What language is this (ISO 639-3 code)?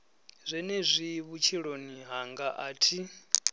ven